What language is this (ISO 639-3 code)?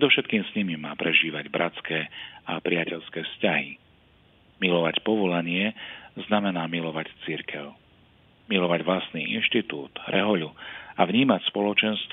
slk